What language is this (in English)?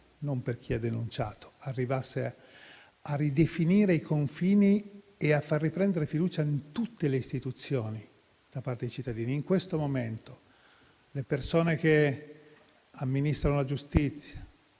Italian